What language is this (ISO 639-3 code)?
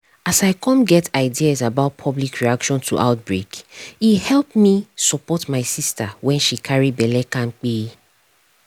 pcm